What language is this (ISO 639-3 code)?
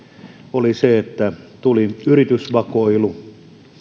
fin